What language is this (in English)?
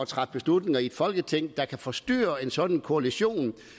Danish